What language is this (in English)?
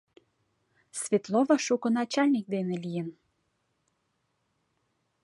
Mari